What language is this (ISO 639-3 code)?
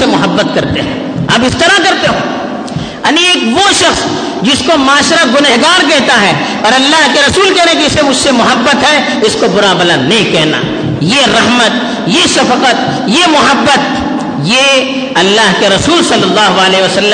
urd